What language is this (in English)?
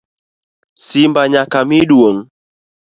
Luo (Kenya and Tanzania)